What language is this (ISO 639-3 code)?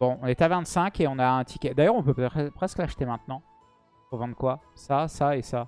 fra